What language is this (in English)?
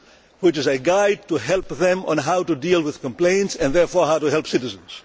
English